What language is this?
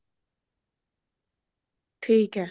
Punjabi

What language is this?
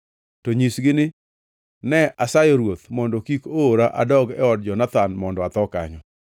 Luo (Kenya and Tanzania)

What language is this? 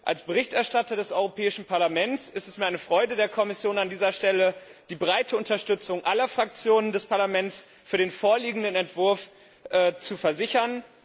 German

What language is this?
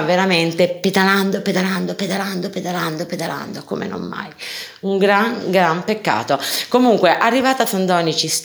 Italian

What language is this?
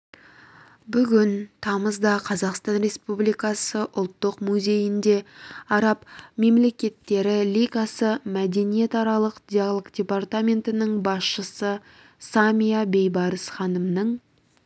Kazakh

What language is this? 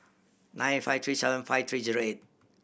English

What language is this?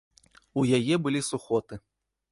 Belarusian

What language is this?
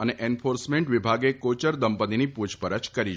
Gujarati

